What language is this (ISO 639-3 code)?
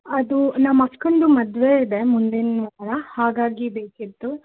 kan